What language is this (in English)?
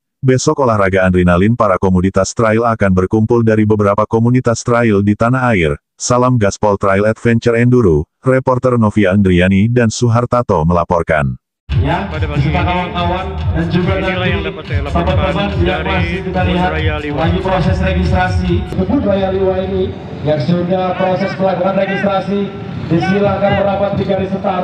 Indonesian